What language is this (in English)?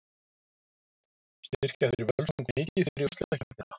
Icelandic